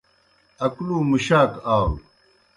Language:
Kohistani Shina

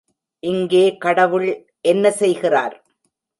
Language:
Tamil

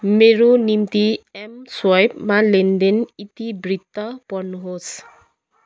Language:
Nepali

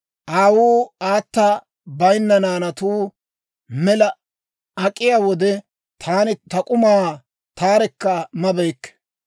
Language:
Dawro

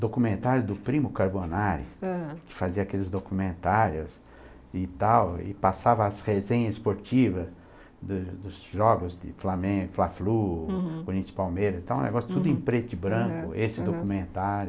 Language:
Portuguese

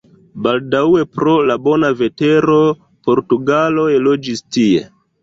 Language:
Esperanto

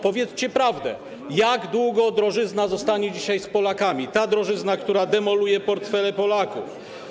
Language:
Polish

